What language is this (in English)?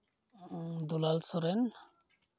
Santali